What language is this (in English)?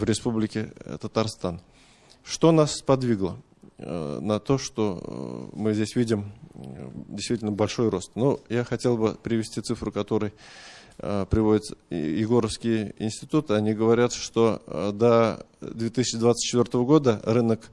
Russian